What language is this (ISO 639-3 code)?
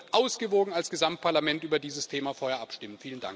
deu